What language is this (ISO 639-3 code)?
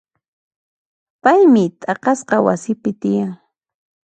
qxp